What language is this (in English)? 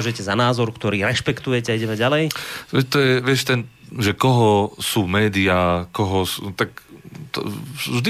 Slovak